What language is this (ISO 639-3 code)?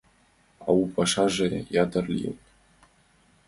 chm